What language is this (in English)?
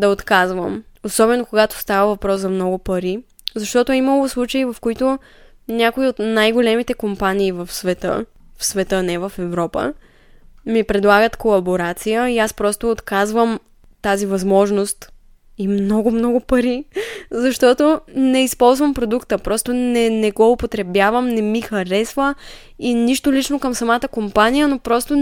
Bulgarian